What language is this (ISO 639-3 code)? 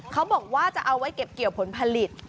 tha